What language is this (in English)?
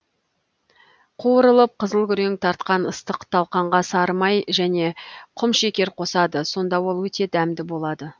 Kazakh